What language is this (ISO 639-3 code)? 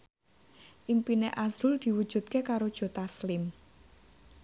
jav